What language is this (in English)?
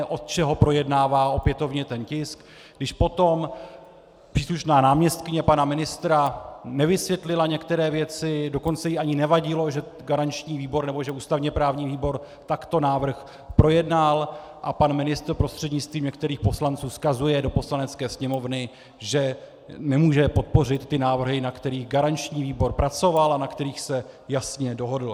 Czech